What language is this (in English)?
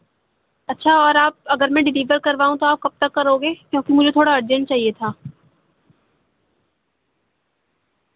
Urdu